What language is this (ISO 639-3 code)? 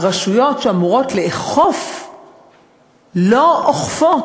heb